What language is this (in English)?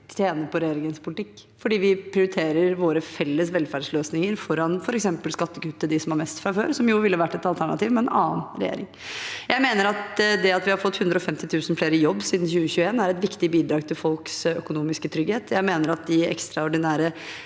Norwegian